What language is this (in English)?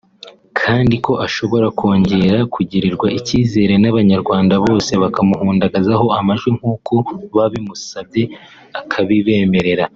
Kinyarwanda